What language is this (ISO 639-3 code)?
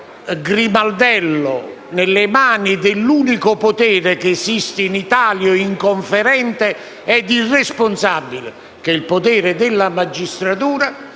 ita